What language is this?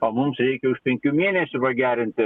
Lithuanian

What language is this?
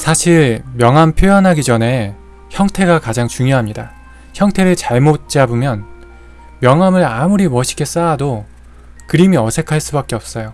Korean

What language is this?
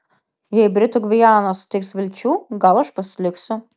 Lithuanian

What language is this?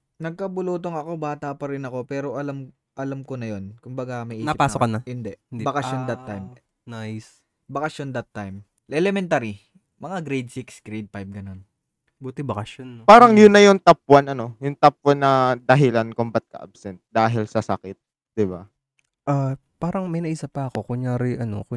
Filipino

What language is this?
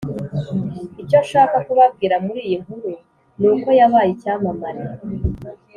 Kinyarwanda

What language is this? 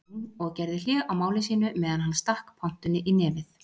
Icelandic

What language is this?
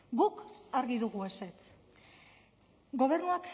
Basque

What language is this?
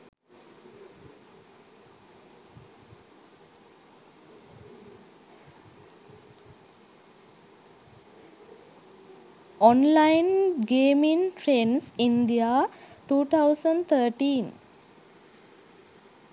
Sinhala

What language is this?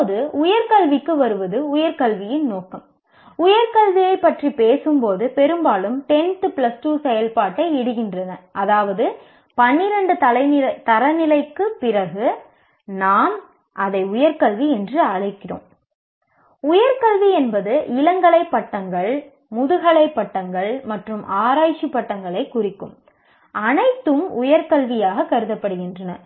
Tamil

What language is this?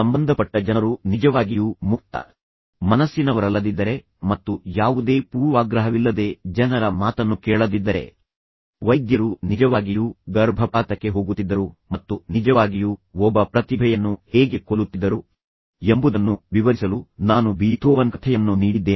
Kannada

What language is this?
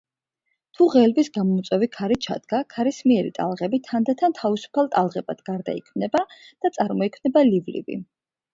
Georgian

